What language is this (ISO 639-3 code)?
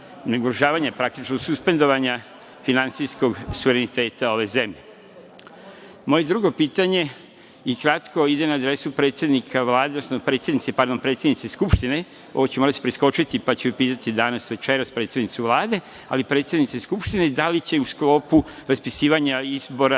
srp